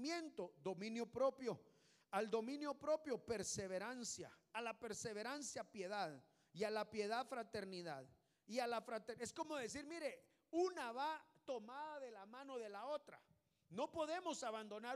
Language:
Spanish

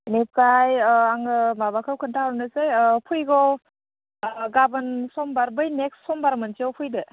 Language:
Bodo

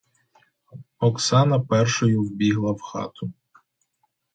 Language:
Ukrainian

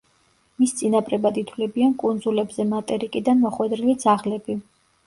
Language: Georgian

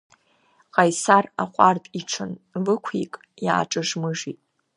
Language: Abkhazian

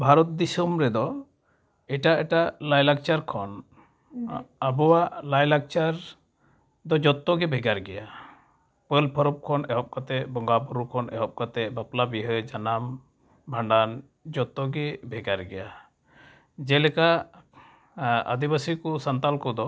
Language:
Santali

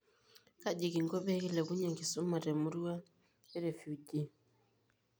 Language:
Masai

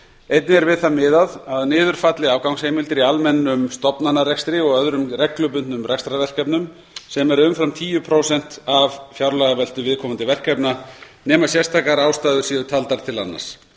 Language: Icelandic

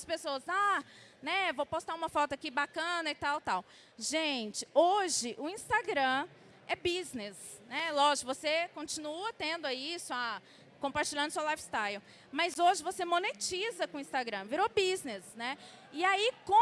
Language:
Portuguese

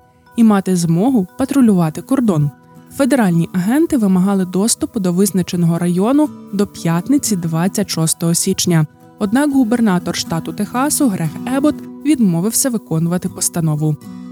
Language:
Ukrainian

